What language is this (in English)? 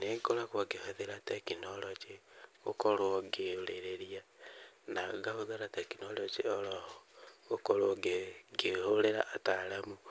Kikuyu